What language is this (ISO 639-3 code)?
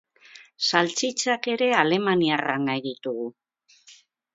eus